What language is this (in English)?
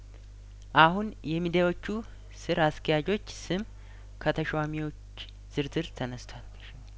Amharic